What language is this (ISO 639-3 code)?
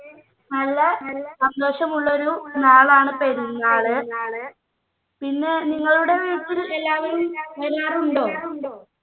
mal